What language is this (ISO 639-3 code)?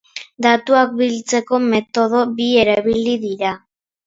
eus